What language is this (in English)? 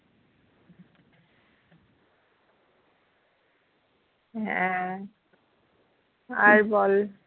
Bangla